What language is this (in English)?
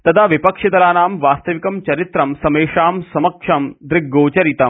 Sanskrit